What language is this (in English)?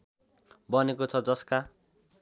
Nepali